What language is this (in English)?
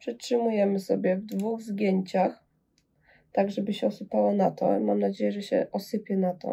Polish